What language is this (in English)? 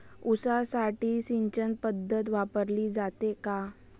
Marathi